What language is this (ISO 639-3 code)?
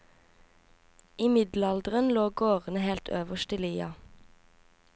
nor